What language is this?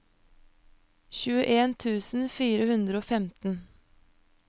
Norwegian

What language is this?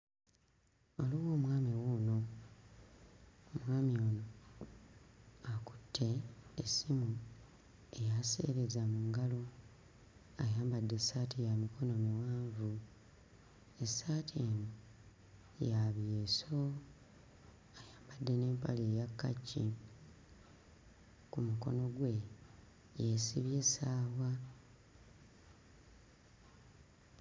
Ganda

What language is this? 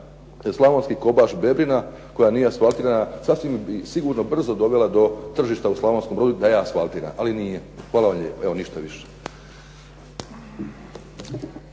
Croatian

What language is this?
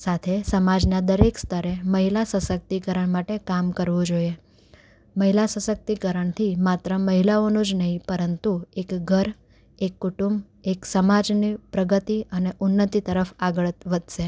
Gujarati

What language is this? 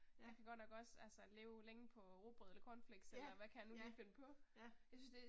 Danish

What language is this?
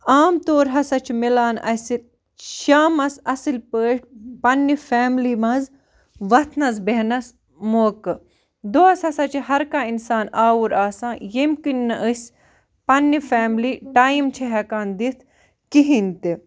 Kashmiri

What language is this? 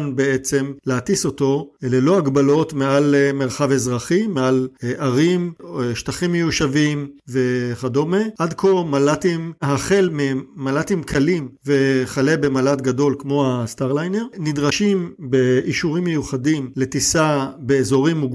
Hebrew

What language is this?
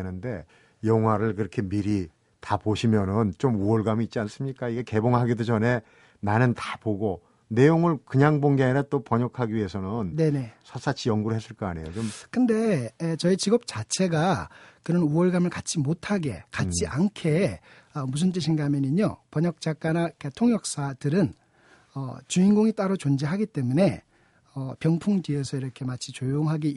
Korean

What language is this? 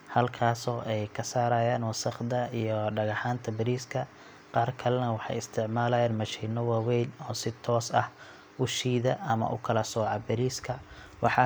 Somali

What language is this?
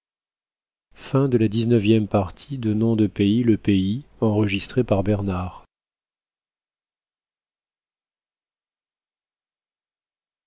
French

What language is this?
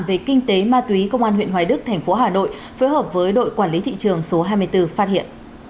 Vietnamese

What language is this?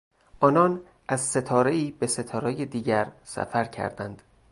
Persian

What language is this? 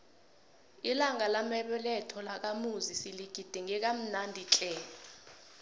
South Ndebele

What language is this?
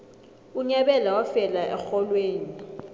South Ndebele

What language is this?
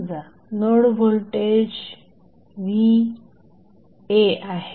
Marathi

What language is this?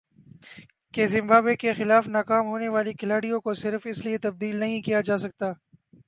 Urdu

